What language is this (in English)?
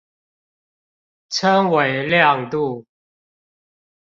Chinese